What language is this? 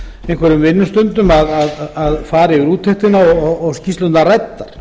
Icelandic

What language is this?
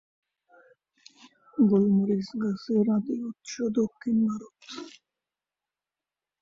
Bangla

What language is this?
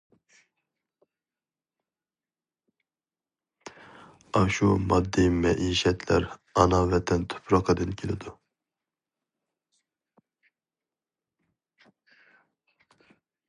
Uyghur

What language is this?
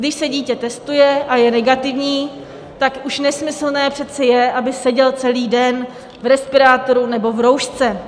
Czech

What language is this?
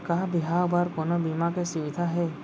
Chhattisgarhi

